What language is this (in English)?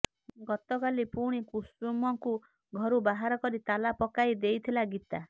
Odia